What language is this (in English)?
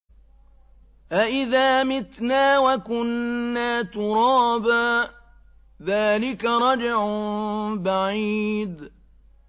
Arabic